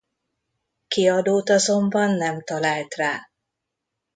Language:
Hungarian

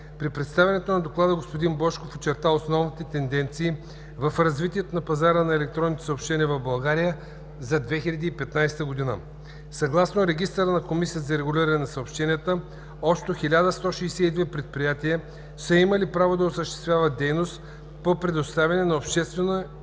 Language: Bulgarian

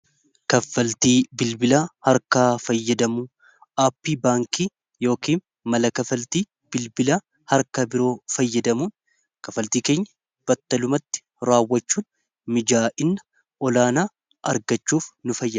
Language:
Oromo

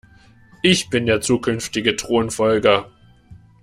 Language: German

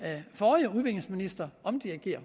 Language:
Danish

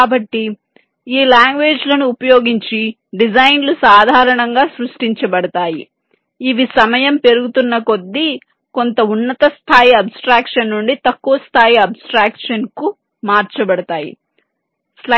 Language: Telugu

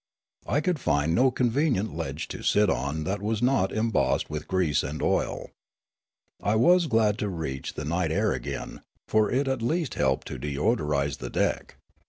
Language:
English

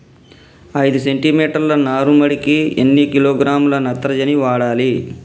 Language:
Telugu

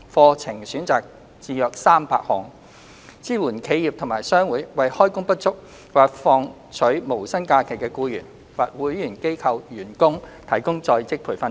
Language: Cantonese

